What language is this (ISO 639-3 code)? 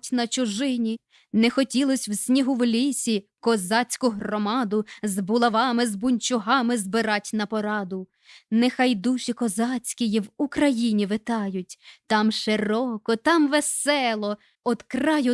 ukr